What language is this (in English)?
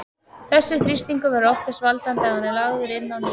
Icelandic